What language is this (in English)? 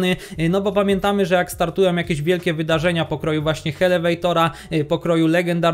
Polish